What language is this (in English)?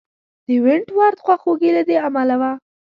Pashto